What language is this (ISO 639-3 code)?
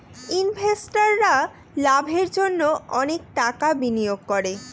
ben